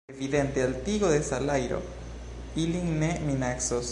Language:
Esperanto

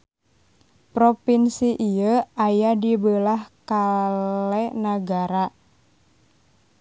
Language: Sundanese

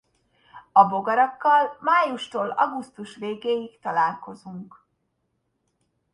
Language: Hungarian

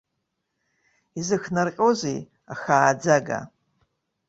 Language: Abkhazian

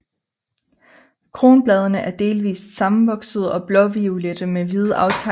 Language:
Danish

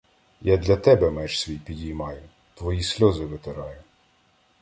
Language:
Ukrainian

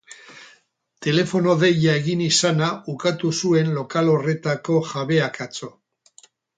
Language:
Basque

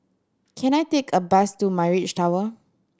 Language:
English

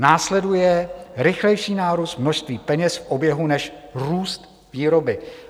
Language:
Czech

